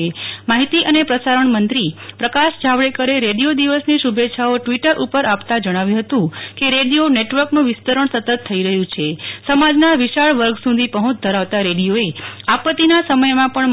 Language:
Gujarati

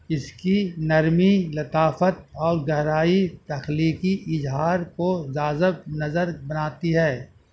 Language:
Urdu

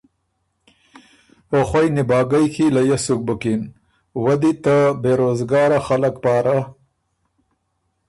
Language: Ormuri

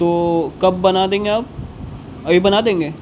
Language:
Urdu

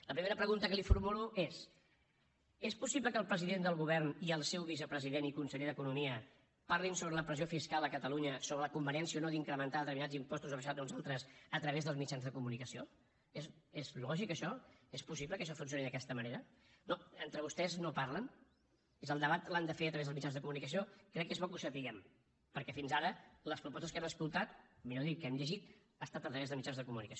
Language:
Catalan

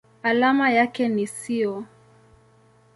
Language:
Swahili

